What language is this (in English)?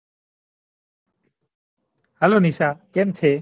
Gujarati